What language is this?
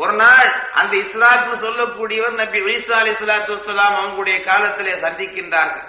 Tamil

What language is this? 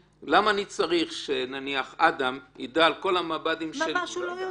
Hebrew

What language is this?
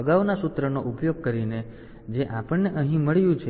Gujarati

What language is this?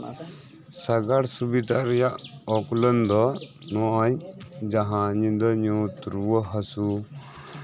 Santali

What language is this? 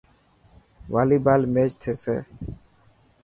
Dhatki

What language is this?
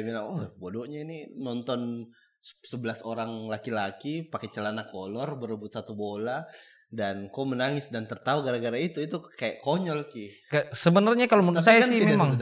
Indonesian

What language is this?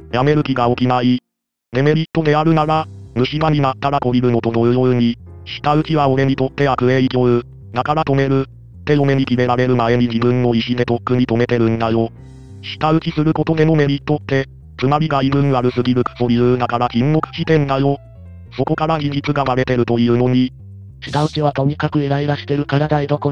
Japanese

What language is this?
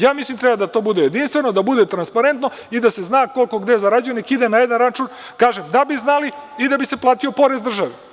Serbian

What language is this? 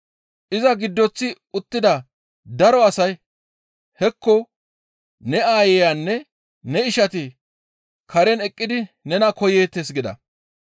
Gamo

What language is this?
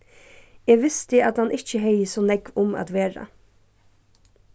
Faroese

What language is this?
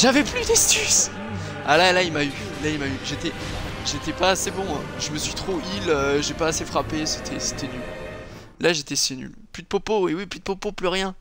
French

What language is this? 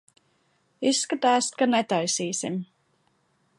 Latvian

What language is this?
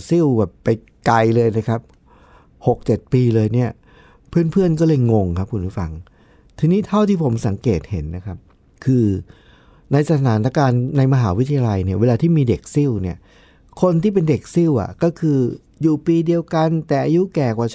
Thai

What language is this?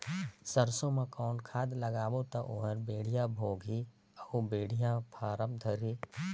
Chhattisgarhi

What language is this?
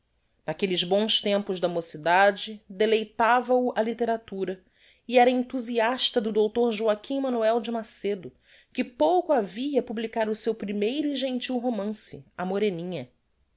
Portuguese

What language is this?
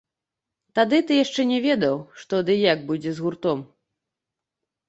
Belarusian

